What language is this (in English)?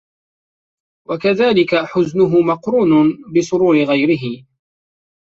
Arabic